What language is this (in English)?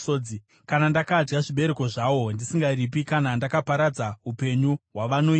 Shona